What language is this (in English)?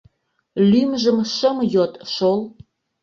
Mari